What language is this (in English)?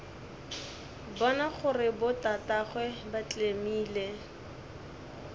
Northern Sotho